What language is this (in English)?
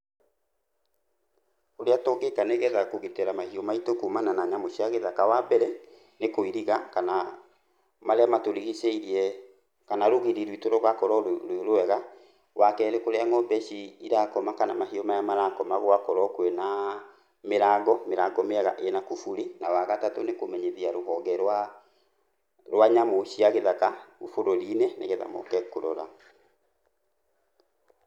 Kikuyu